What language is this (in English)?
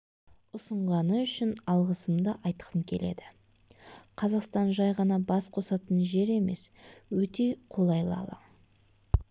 Kazakh